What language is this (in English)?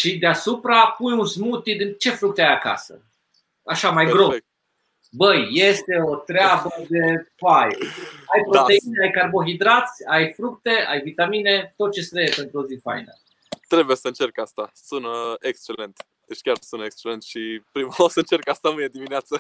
Romanian